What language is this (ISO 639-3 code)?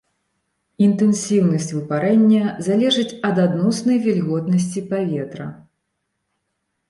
bel